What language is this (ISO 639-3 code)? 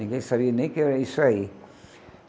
por